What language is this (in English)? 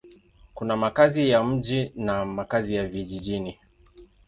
Swahili